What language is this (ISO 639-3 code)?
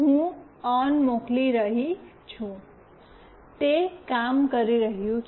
guj